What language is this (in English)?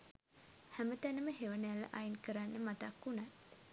Sinhala